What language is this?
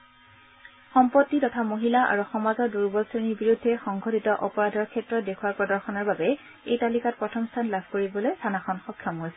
Assamese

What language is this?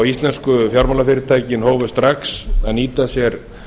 Icelandic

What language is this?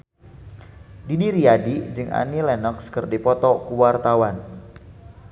Sundanese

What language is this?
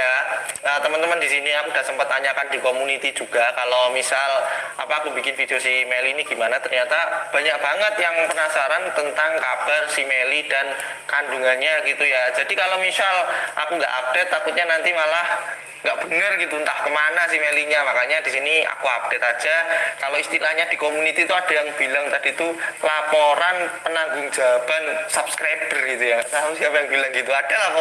Indonesian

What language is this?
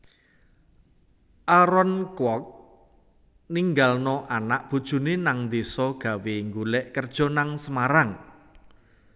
Javanese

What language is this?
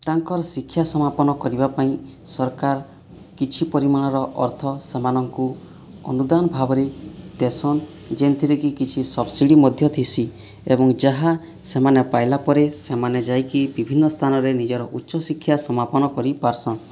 Odia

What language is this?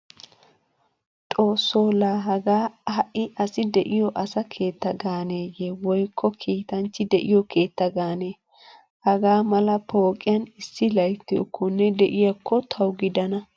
Wolaytta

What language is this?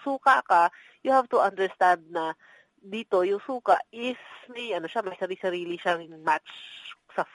Filipino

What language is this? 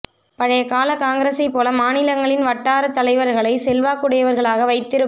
Tamil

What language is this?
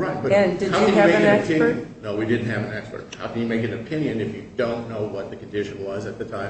English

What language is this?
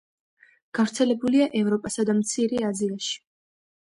Georgian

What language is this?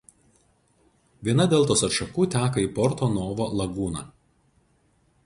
Lithuanian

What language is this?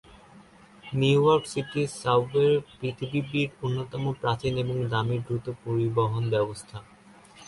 Bangla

